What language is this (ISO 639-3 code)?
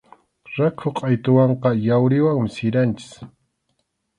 qxu